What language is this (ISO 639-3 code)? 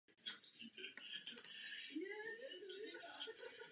ces